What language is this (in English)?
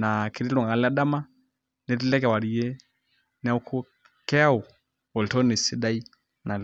Masai